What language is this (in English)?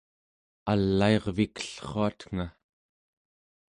Central Yupik